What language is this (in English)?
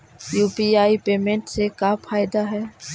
Magahi